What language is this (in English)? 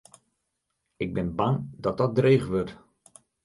Western Frisian